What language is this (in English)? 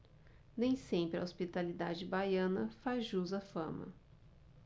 Portuguese